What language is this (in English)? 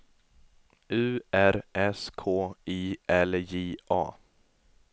Swedish